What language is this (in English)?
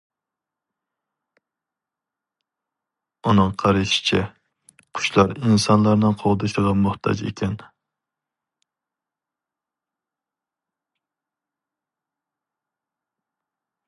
Uyghur